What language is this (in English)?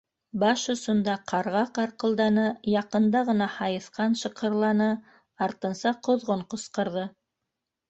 Bashkir